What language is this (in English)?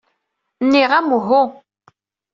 Kabyle